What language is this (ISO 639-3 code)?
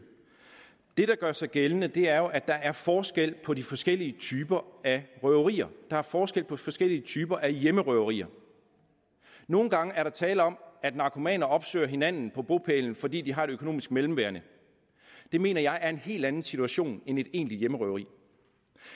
dan